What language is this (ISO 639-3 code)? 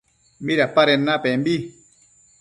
mcf